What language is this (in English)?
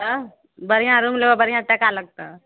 Maithili